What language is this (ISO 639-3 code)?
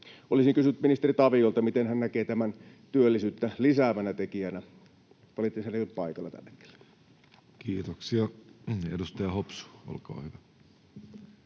fin